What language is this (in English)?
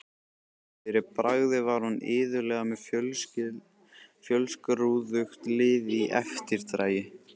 Icelandic